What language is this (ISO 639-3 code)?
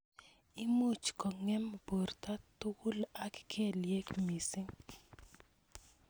kln